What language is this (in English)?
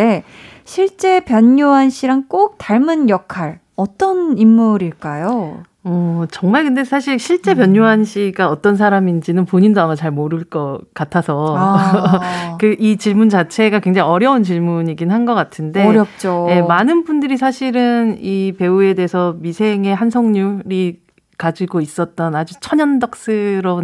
Korean